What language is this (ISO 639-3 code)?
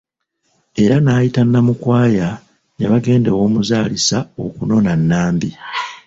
lug